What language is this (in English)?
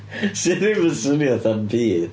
Welsh